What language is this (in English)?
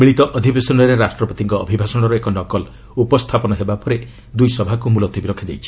Odia